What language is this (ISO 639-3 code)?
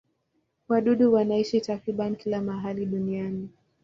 swa